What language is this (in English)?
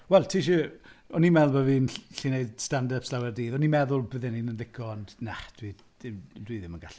Welsh